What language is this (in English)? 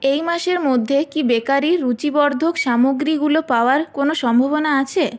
Bangla